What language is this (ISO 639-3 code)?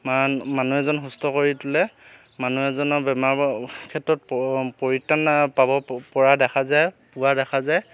asm